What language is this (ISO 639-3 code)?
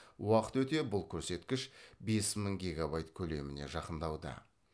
kaz